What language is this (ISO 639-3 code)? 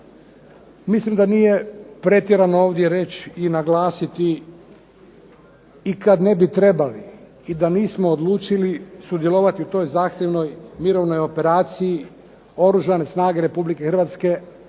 hrv